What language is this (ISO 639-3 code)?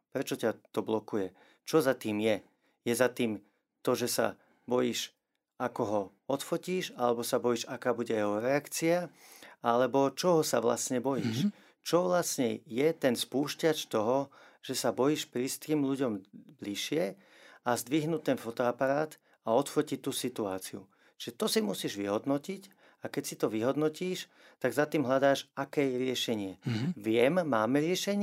slk